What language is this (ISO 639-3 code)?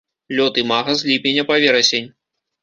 bel